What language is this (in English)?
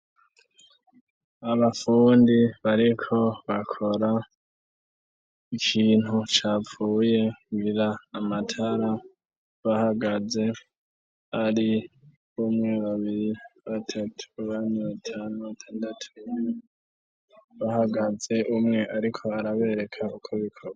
Rundi